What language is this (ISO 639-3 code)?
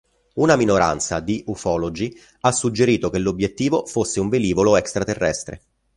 ita